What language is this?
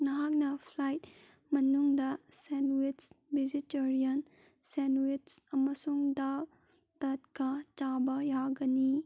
Manipuri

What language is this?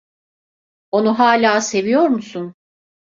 Turkish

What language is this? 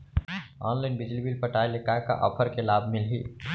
Chhattisgarhi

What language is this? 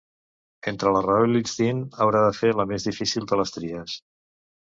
Catalan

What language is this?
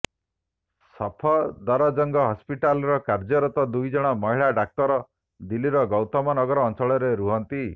Odia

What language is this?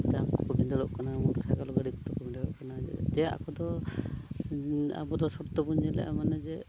Santali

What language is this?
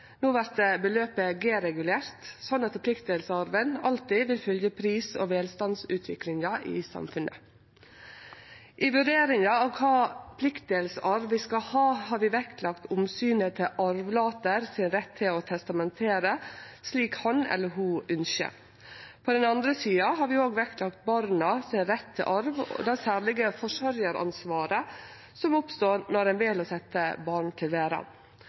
Norwegian Nynorsk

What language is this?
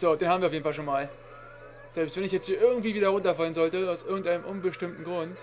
German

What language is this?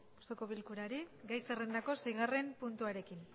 Basque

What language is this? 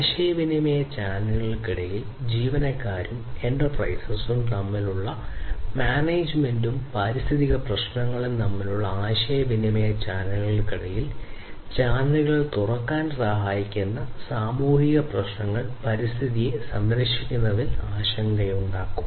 Malayalam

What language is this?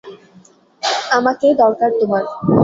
Bangla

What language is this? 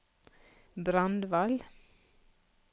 Norwegian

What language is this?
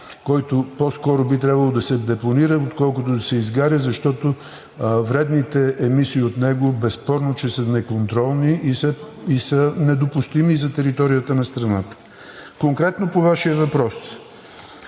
Bulgarian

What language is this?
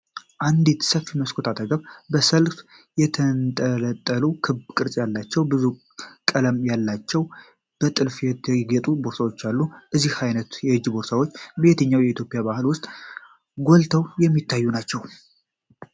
Amharic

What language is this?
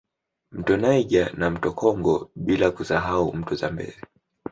Swahili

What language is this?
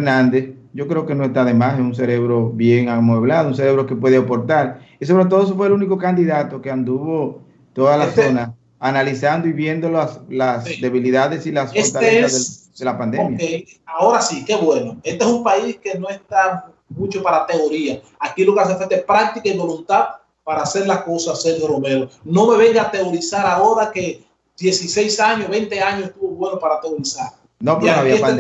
Spanish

